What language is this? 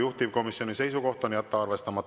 Estonian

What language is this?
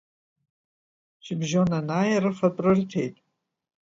Abkhazian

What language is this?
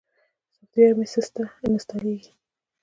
Pashto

